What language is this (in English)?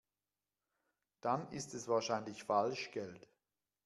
German